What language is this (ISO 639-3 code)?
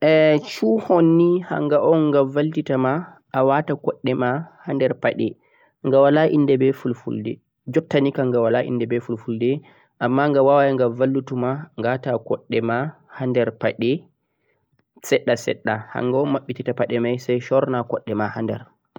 fuq